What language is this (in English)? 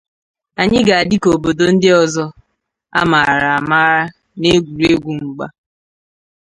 Igbo